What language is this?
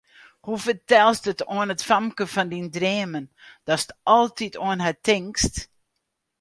Western Frisian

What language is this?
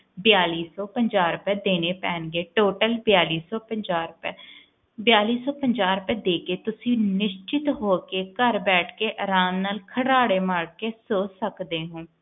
Punjabi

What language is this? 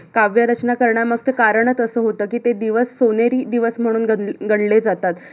Marathi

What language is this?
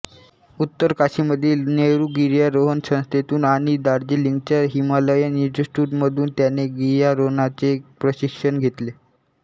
Marathi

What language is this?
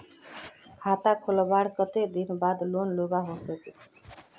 Magahi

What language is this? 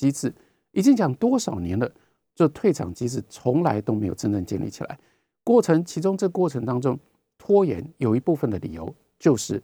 Chinese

